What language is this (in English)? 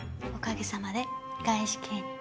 Japanese